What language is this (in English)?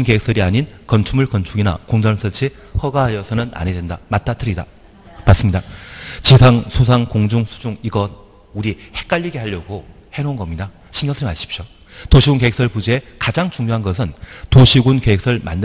Korean